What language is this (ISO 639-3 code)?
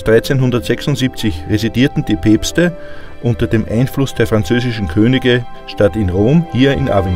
deu